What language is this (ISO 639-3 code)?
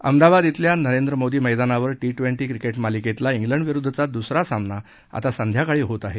mar